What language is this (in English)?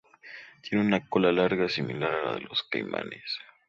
Spanish